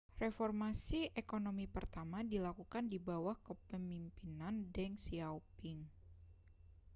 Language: Indonesian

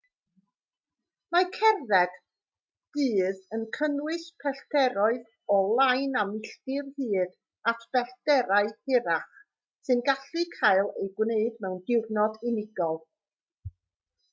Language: Welsh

